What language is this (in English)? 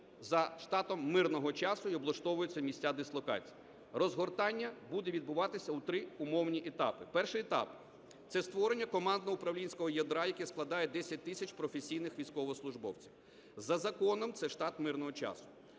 Ukrainian